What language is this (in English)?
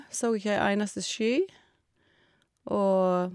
Norwegian